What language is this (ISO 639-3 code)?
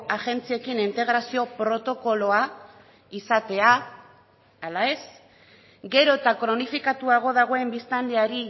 eus